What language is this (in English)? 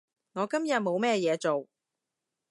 Cantonese